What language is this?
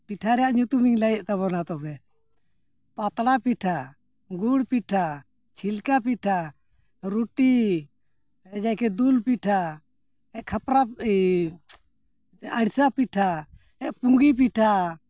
Santali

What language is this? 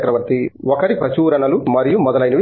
Telugu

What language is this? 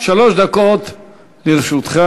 Hebrew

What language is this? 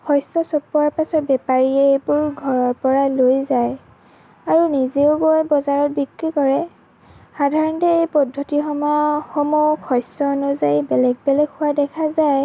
Assamese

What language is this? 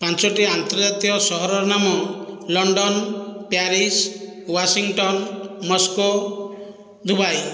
Odia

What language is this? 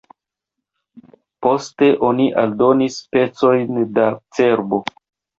Esperanto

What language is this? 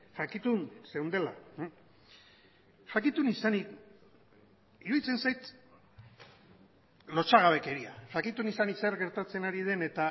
Basque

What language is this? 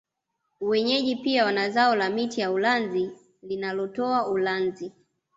Swahili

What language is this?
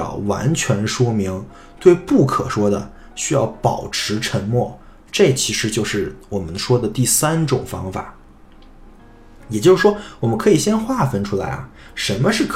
Chinese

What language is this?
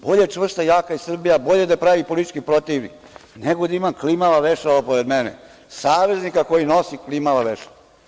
Serbian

